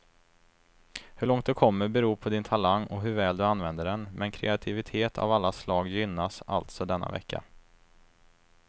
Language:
Swedish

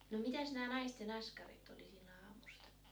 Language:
Finnish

